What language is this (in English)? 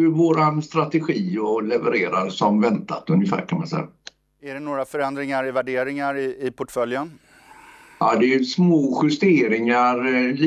Swedish